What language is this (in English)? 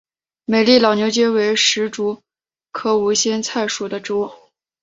Chinese